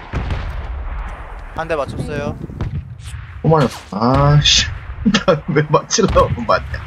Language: Korean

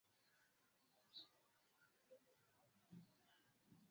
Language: Swahili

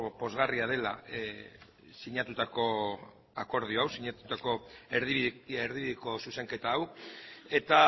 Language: Basque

